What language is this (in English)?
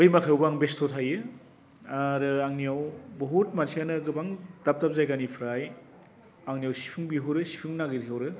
Bodo